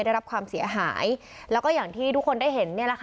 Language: Thai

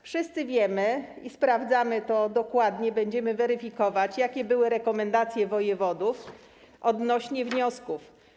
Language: Polish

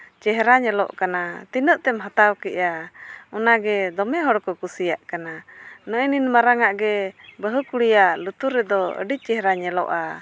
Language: Santali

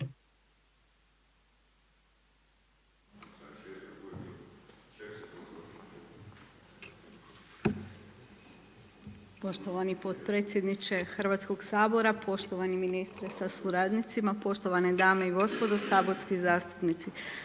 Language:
Croatian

